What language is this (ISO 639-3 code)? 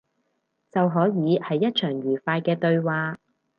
yue